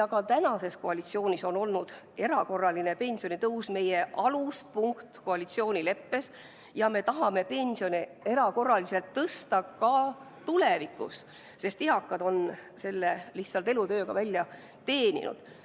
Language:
Estonian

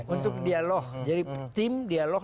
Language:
Indonesian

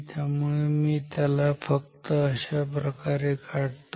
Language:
Marathi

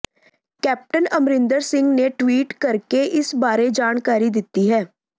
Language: Punjabi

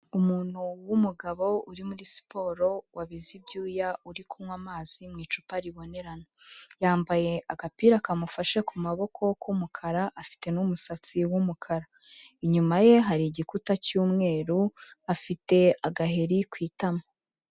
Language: Kinyarwanda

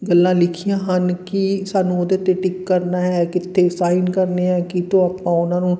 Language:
Punjabi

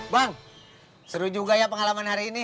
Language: Indonesian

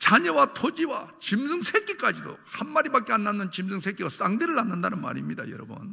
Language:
Korean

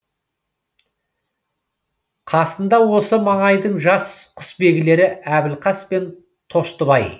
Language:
Kazakh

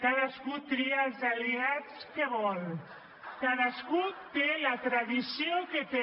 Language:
Catalan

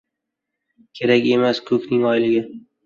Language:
Uzbek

